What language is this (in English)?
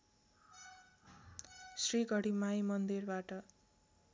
Nepali